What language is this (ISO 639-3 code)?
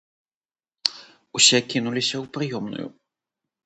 bel